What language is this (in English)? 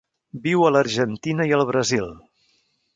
Catalan